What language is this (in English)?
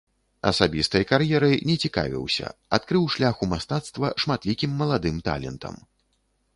Belarusian